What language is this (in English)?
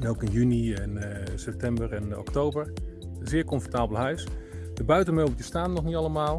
Dutch